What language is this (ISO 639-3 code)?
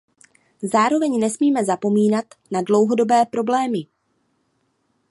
ces